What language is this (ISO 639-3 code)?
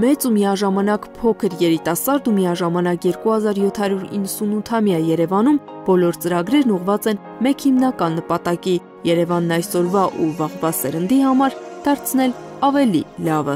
ron